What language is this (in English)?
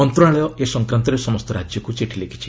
Odia